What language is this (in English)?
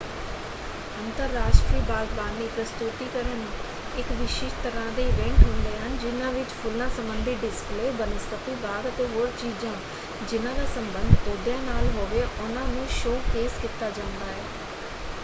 Punjabi